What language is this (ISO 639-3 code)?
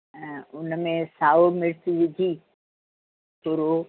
snd